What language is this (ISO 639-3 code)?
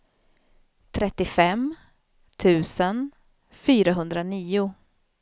swe